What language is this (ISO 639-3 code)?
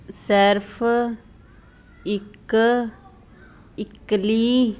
pan